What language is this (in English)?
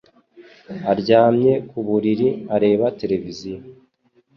Kinyarwanda